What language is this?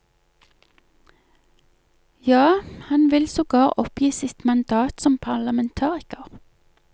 Norwegian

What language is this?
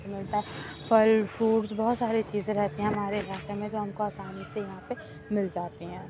Urdu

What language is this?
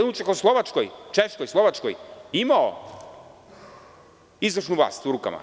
Serbian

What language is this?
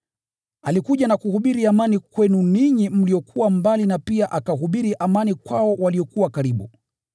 Swahili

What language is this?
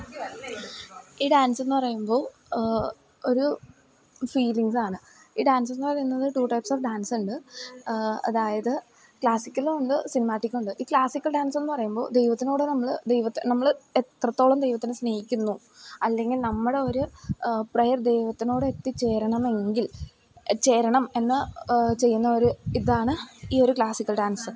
Malayalam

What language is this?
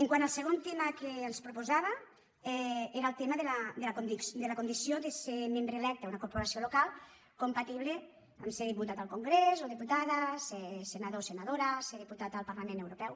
Catalan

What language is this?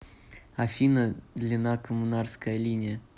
Russian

